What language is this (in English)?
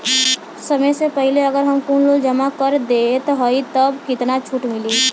Bhojpuri